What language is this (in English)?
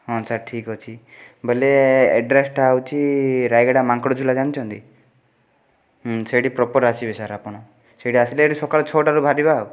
Odia